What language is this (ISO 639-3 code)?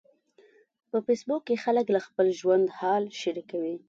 pus